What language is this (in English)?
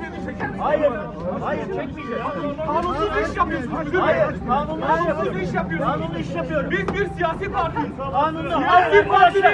Turkish